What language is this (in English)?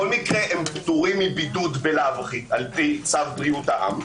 Hebrew